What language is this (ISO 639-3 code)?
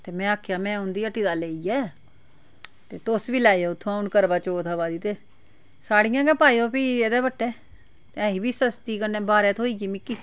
doi